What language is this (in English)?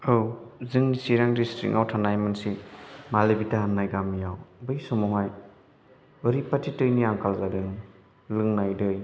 Bodo